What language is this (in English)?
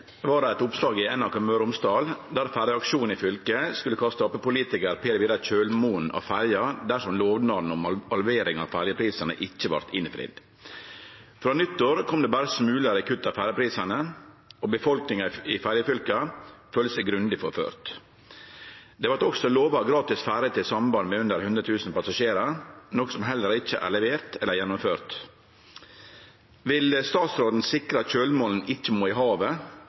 Norwegian Nynorsk